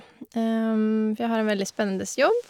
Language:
Norwegian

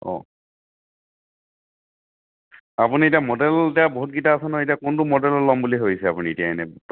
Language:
Assamese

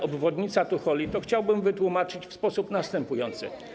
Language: Polish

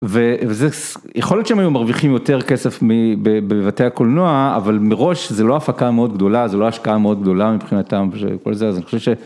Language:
Hebrew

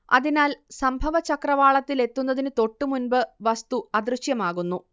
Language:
Malayalam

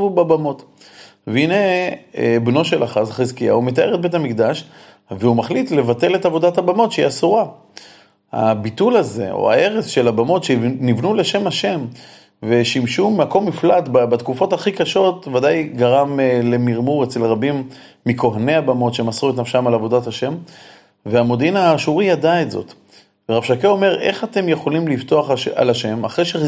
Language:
Hebrew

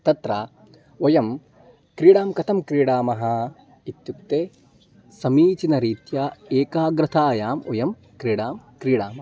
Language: Sanskrit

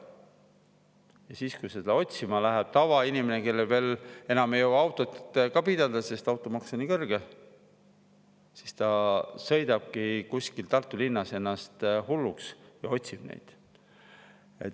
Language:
Estonian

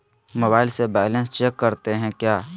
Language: Magahi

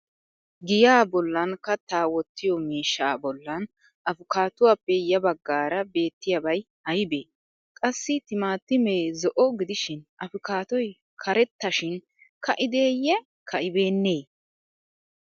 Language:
Wolaytta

